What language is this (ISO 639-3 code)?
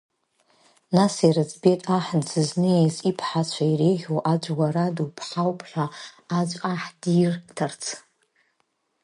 abk